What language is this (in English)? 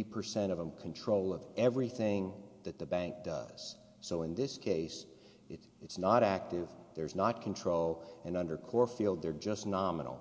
English